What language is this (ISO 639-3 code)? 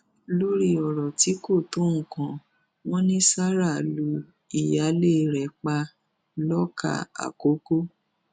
yor